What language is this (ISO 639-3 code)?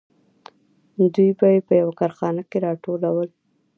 pus